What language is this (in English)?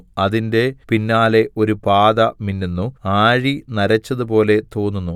Malayalam